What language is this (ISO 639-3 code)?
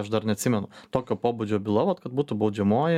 lit